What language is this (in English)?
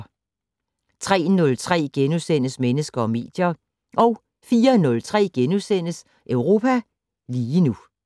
Danish